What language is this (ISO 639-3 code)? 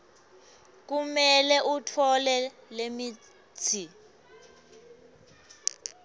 ssw